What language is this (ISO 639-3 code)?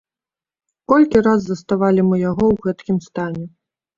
bel